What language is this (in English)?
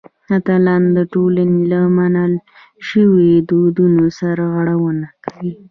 Pashto